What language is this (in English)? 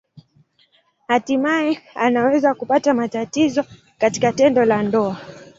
Swahili